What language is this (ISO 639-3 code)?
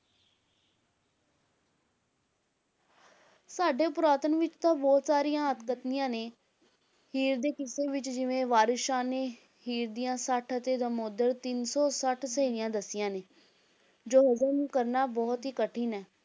pan